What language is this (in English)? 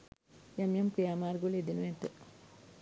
Sinhala